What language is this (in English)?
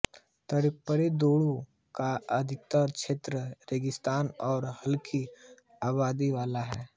Hindi